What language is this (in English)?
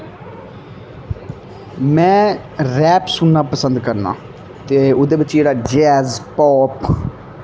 Dogri